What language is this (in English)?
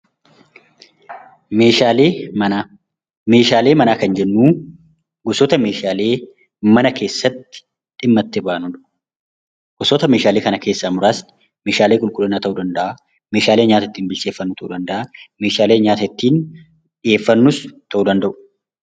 Oromo